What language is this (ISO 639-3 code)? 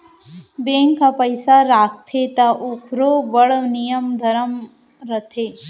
hne